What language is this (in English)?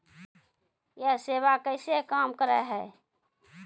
Maithili